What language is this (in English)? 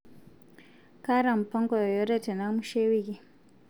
Masai